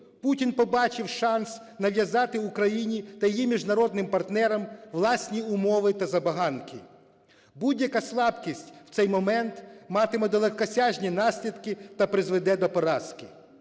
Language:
Ukrainian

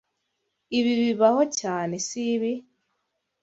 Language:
Kinyarwanda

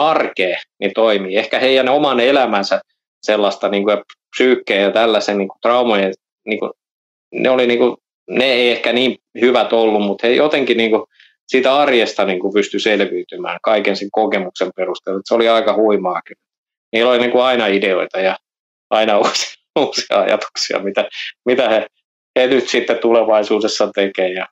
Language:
Finnish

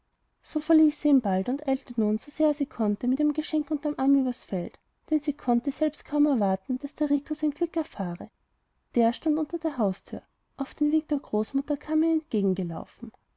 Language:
German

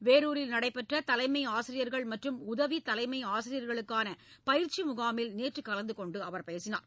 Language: Tamil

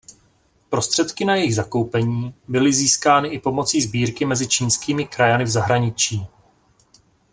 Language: Czech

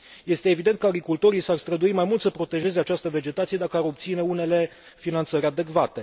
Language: Romanian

